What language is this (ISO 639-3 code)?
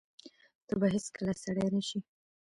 pus